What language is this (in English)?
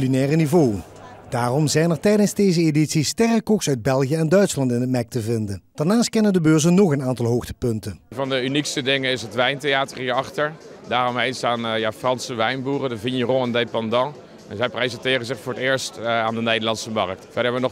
Dutch